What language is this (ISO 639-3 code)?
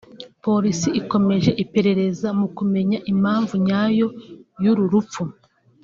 kin